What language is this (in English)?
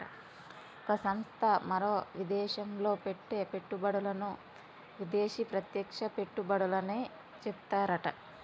Telugu